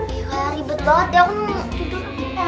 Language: Indonesian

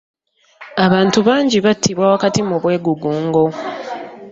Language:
Ganda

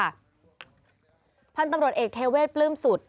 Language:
Thai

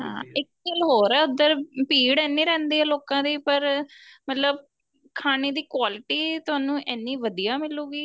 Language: Punjabi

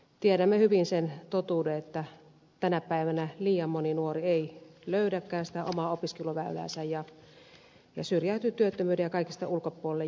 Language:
Finnish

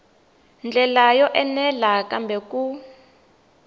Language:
Tsonga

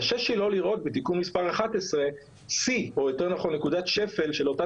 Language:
Hebrew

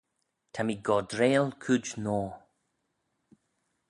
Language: Manx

